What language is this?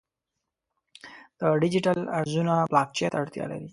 Pashto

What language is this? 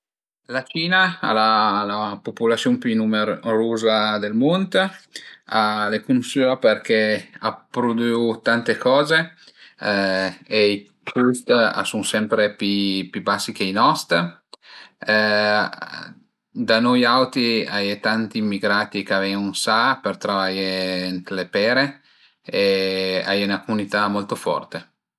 Piedmontese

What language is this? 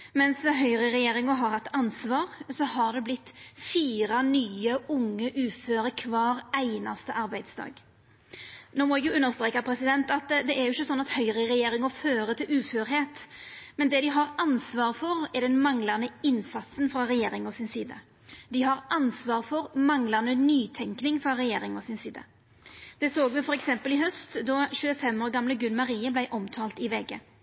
Norwegian Nynorsk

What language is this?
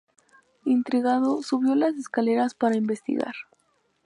Spanish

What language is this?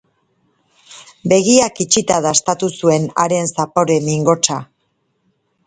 Basque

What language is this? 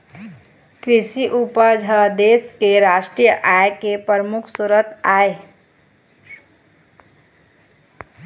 Chhattisgarhi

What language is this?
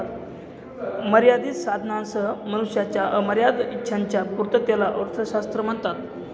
Marathi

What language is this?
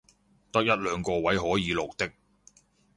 Cantonese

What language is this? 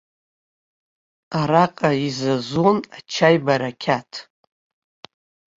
Abkhazian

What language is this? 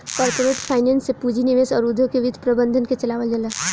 Bhojpuri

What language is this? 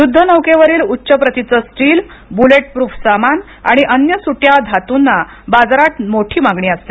Marathi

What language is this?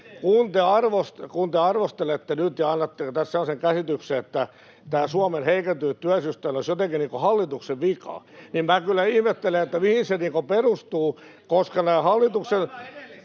Finnish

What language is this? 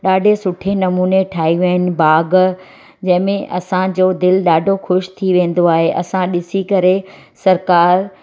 Sindhi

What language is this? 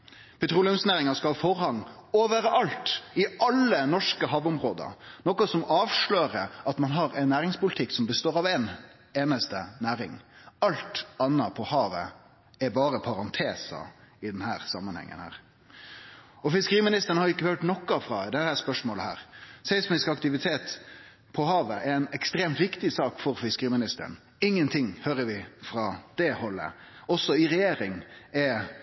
Norwegian Nynorsk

